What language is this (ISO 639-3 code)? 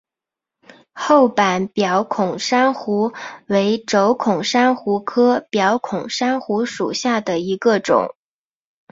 zho